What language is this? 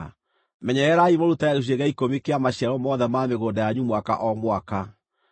Kikuyu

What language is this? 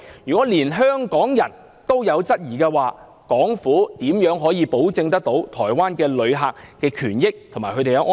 Cantonese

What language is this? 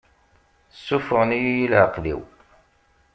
Kabyle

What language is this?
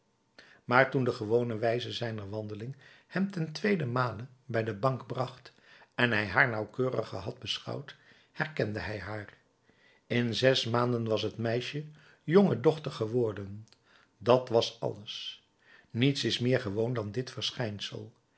Dutch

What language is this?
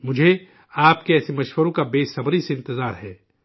Urdu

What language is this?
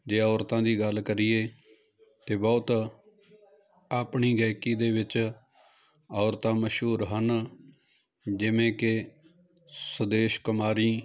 Punjabi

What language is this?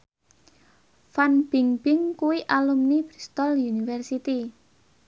Javanese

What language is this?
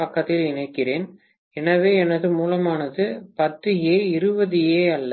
Tamil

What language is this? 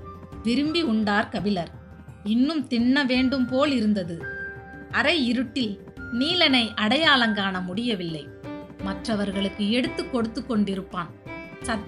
Tamil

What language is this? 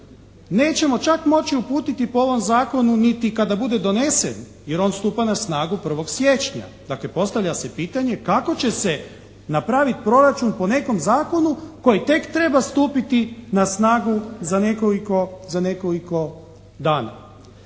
Croatian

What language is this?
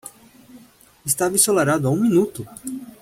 Portuguese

